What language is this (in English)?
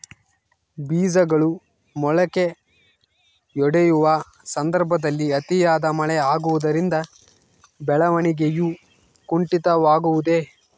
Kannada